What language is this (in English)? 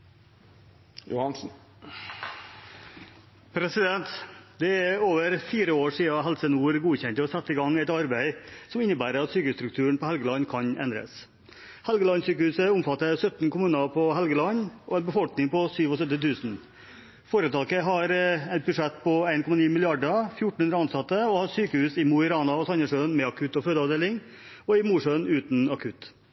Norwegian